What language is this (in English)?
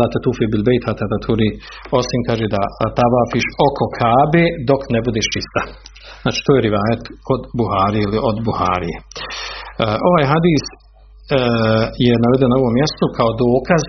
Croatian